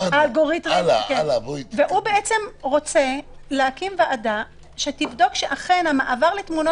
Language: Hebrew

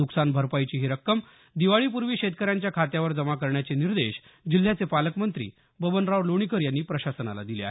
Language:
Marathi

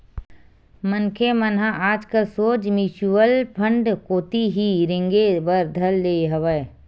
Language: Chhattisgarhi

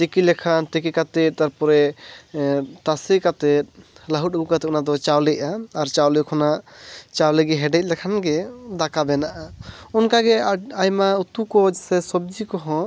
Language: Santali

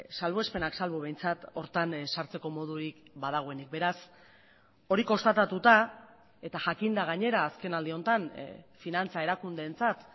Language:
Basque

